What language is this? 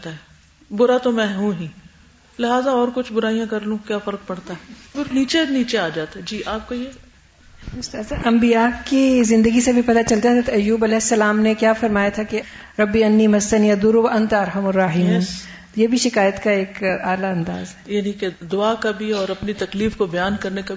Urdu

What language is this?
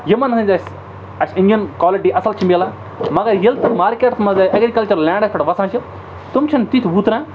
Kashmiri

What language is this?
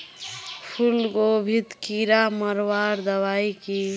Magahi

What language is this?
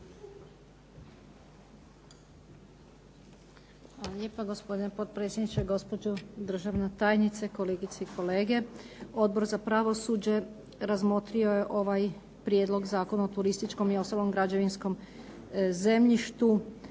Croatian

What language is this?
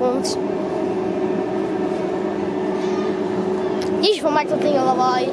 Dutch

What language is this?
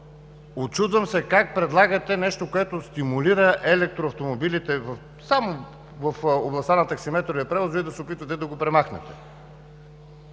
Bulgarian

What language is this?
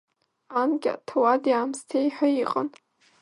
Abkhazian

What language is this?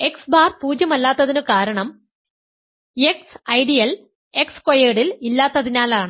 Malayalam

